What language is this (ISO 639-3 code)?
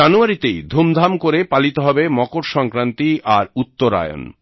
ben